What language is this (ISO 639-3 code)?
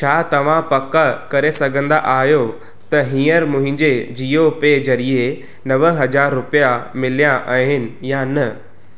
snd